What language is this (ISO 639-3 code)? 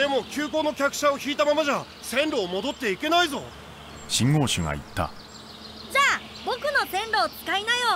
jpn